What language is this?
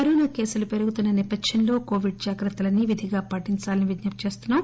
Telugu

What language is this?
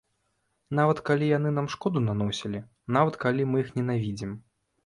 Belarusian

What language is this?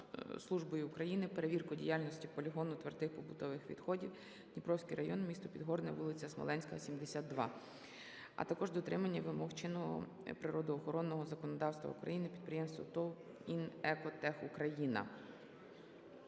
Ukrainian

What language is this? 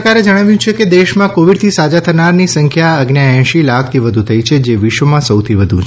Gujarati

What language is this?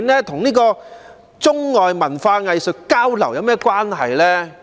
Cantonese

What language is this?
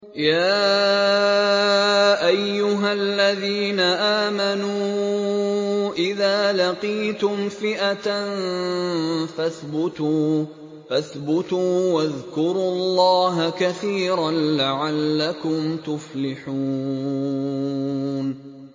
Arabic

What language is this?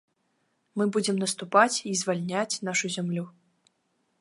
Belarusian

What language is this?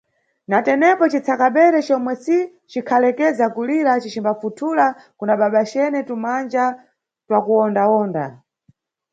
Nyungwe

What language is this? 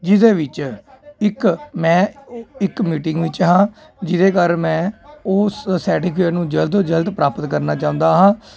Punjabi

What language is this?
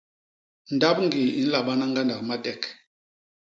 Basaa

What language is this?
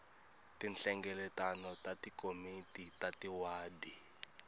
Tsonga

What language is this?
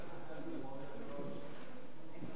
Hebrew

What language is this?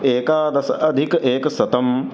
Sanskrit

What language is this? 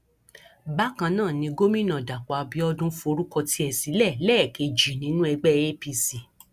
Yoruba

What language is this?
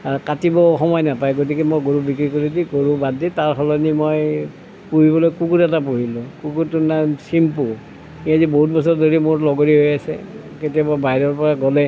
Assamese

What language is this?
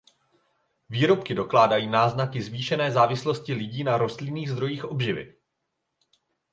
Czech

